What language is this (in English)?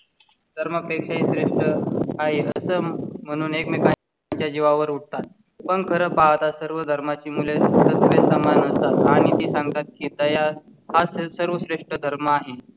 Marathi